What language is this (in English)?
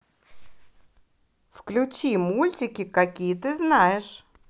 Russian